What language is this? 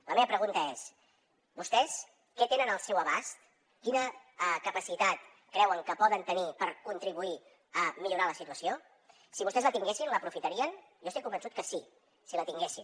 Catalan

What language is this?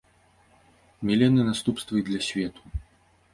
Belarusian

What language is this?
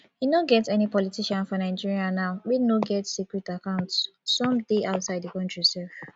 Nigerian Pidgin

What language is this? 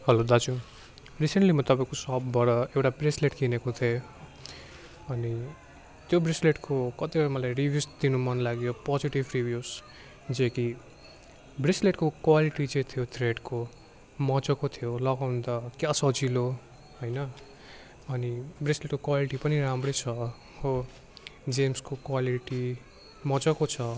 Nepali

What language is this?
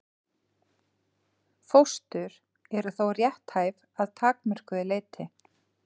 Icelandic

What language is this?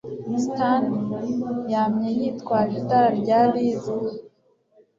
Kinyarwanda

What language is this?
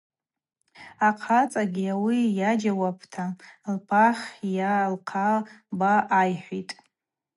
Abaza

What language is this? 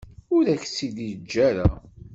Kabyle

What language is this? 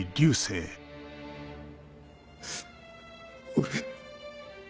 Japanese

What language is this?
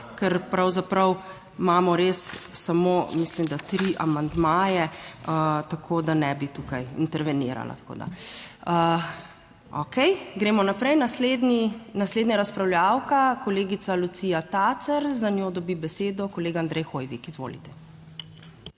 Slovenian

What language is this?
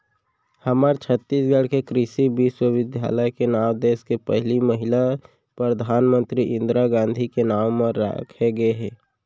Chhattisgarhi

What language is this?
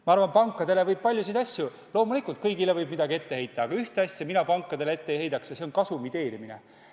Estonian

